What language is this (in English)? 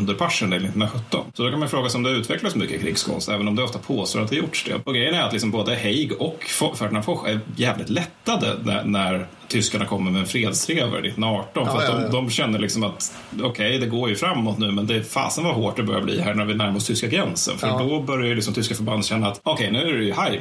Swedish